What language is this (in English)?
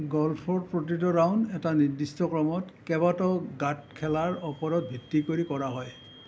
Assamese